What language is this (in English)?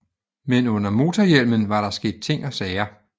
Danish